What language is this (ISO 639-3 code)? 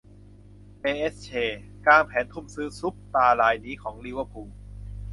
tha